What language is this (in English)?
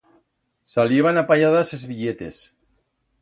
Aragonese